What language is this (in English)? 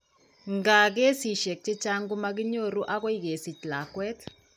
Kalenjin